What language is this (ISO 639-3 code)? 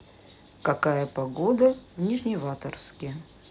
rus